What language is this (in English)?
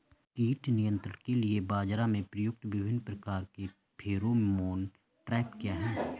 Hindi